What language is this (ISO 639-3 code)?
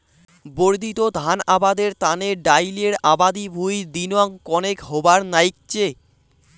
ben